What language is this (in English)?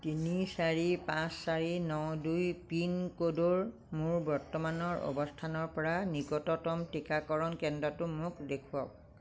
Assamese